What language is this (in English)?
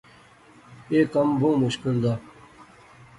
Pahari-Potwari